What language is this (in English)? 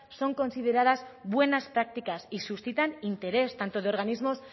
Spanish